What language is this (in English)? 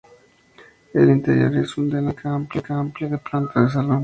Spanish